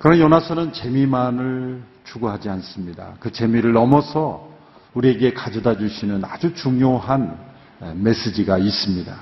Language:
Korean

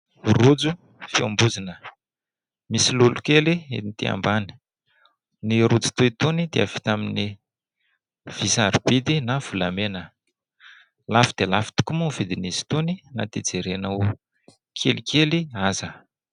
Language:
Malagasy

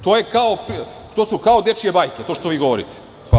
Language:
Serbian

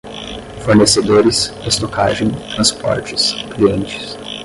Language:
Portuguese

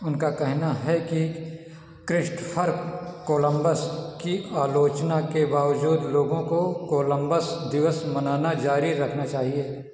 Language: Hindi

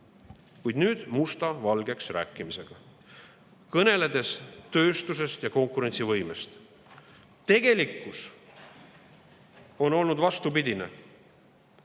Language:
Estonian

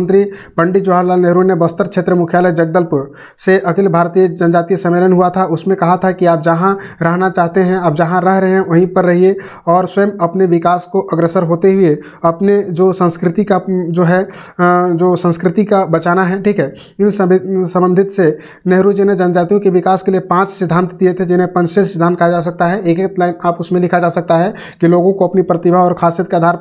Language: Hindi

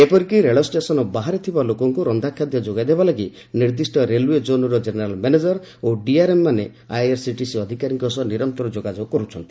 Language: Odia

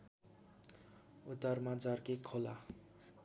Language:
Nepali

